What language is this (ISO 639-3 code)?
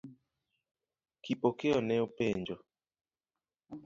luo